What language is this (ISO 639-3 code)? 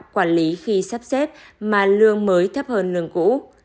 vie